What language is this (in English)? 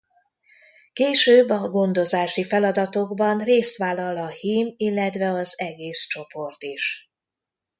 Hungarian